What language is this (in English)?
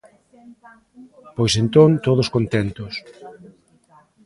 Galician